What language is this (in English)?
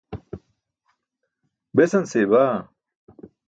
Burushaski